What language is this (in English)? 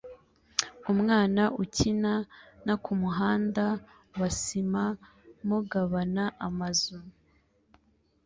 Kinyarwanda